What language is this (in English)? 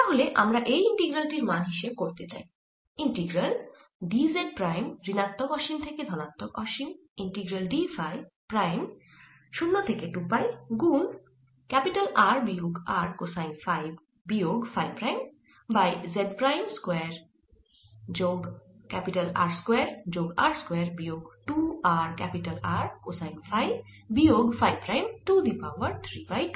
Bangla